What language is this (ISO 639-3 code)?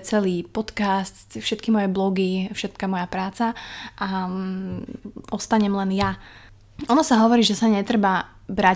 slk